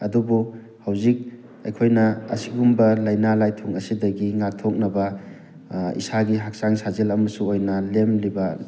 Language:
Manipuri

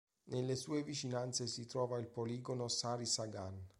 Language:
Italian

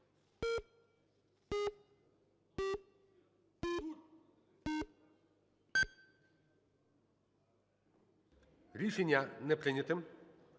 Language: Ukrainian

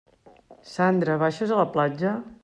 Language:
Catalan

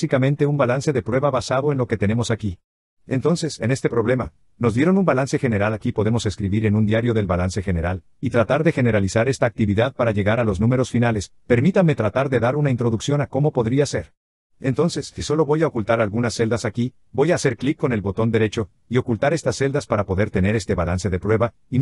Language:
Spanish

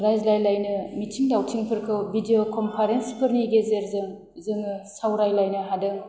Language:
Bodo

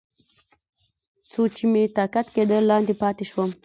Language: Pashto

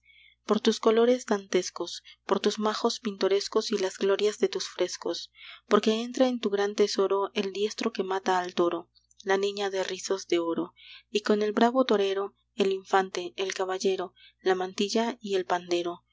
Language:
Spanish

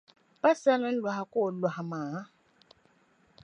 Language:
Dagbani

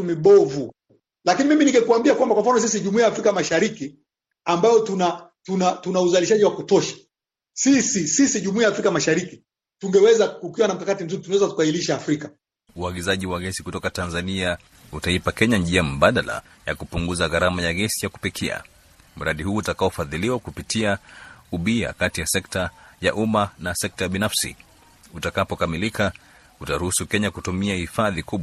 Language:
Swahili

